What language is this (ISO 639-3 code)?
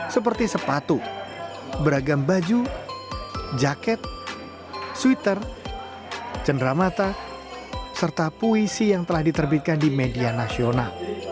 ind